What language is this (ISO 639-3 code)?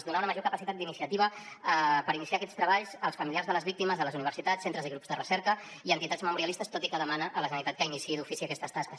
cat